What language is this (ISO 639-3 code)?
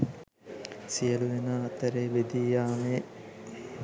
sin